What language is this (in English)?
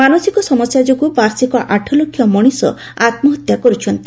Odia